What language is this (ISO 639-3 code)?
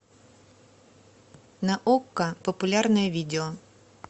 rus